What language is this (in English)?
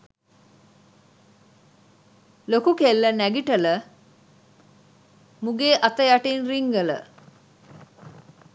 Sinhala